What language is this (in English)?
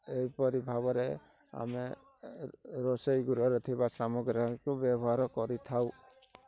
Odia